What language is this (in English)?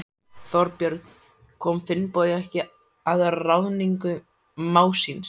Icelandic